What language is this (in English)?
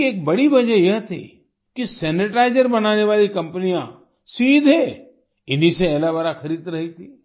Hindi